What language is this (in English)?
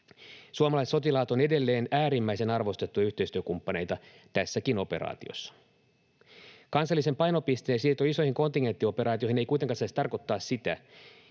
Finnish